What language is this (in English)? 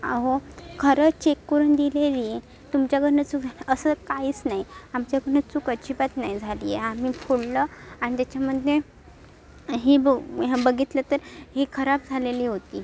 Marathi